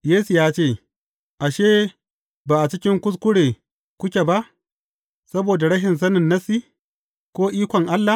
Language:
Hausa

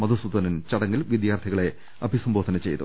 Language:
Malayalam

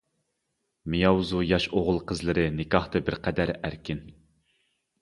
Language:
Uyghur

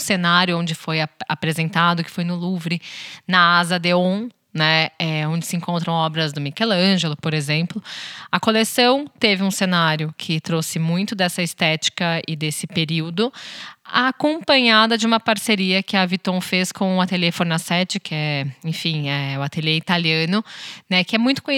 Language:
Portuguese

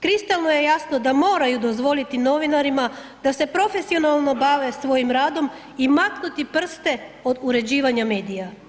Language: Croatian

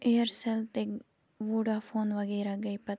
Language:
Kashmiri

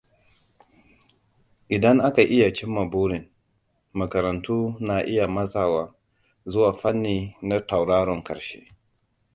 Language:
Hausa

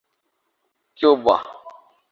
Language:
Urdu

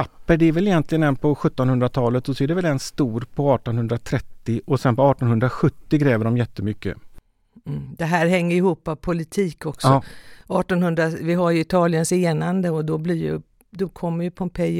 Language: Swedish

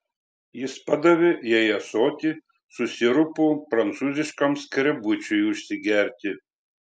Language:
Lithuanian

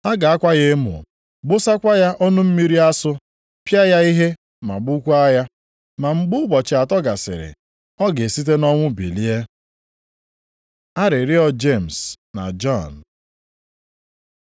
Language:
Igbo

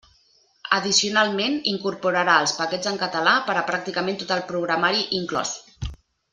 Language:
Catalan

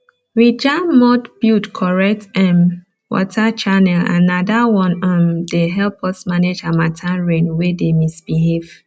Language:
Nigerian Pidgin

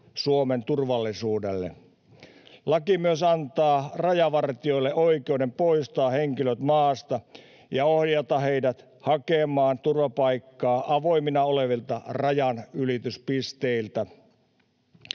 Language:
Finnish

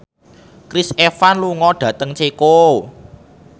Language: Javanese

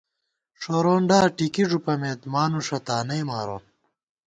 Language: Gawar-Bati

